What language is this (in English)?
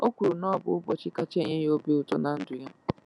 Igbo